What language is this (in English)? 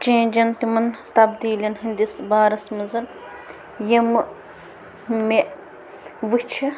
Kashmiri